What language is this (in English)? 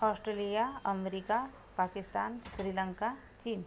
Marathi